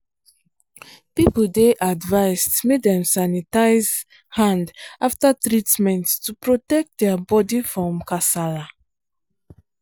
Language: Nigerian Pidgin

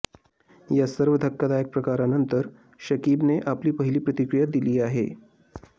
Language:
Marathi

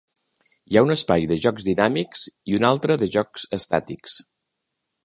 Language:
Catalan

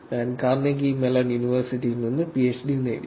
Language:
Malayalam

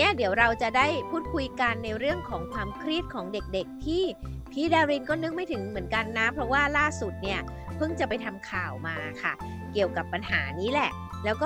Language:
Thai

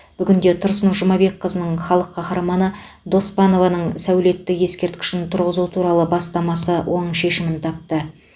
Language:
Kazakh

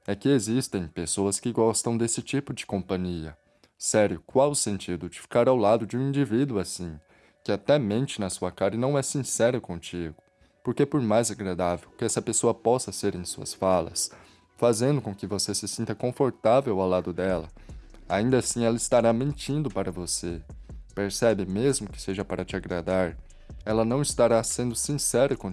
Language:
Portuguese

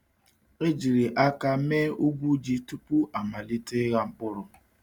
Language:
Igbo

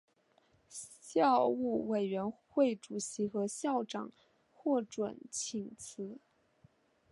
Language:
Chinese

